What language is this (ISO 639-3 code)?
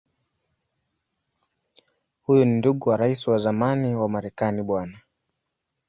swa